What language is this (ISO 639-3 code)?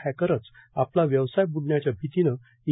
mar